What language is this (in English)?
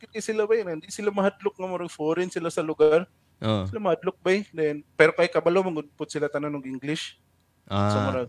Filipino